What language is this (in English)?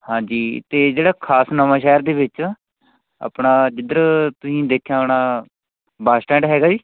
Punjabi